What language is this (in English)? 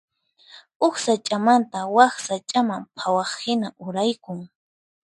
Puno Quechua